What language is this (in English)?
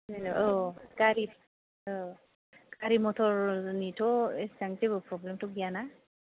Bodo